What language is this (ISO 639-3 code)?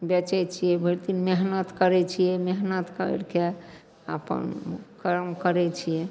mai